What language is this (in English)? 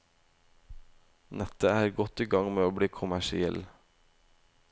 Norwegian